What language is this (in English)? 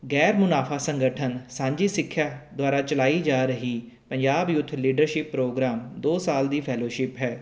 Punjabi